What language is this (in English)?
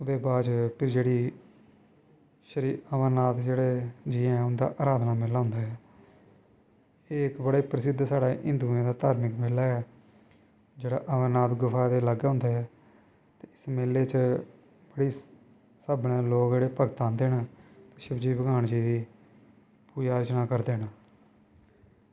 Dogri